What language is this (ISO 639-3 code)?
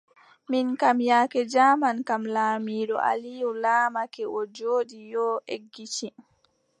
fub